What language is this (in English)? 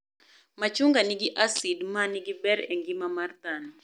Luo (Kenya and Tanzania)